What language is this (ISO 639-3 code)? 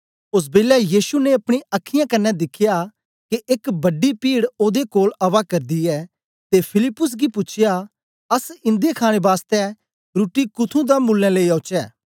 doi